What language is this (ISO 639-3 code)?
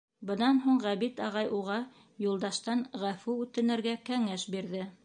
bak